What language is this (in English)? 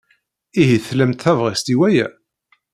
Kabyle